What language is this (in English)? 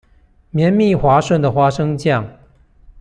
Chinese